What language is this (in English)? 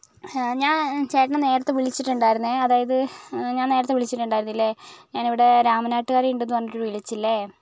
Malayalam